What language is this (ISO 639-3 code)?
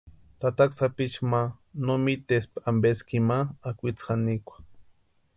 pua